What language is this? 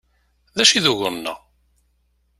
Kabyle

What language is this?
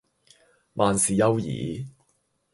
Cantonese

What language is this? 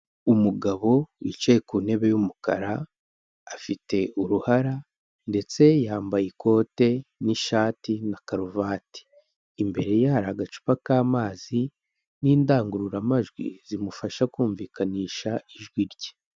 Kinyarwanda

